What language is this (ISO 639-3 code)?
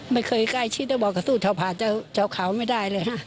tha